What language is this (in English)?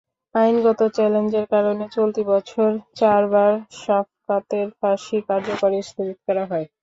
Bangla